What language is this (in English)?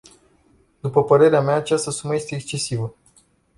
Romanian